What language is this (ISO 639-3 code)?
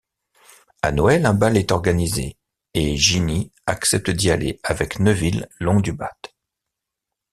fra